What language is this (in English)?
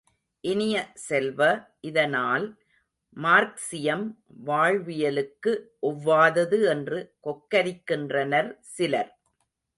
Tamil